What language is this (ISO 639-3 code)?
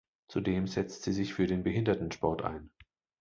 deu